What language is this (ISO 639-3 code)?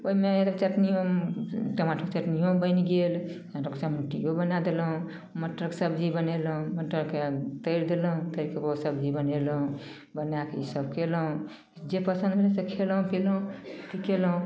mai